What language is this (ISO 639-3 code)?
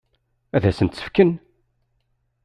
kab